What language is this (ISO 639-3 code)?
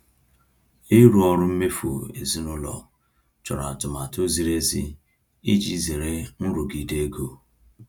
ibo